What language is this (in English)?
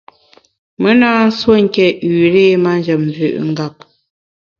Bamun